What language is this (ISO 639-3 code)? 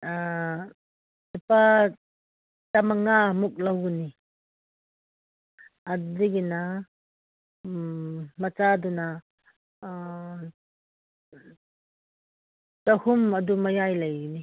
mni